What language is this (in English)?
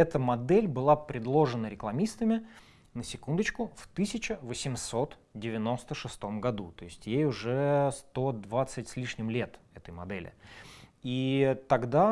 Russian